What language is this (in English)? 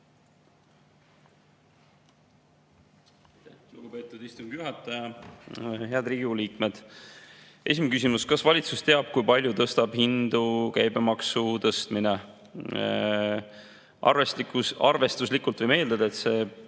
Estonian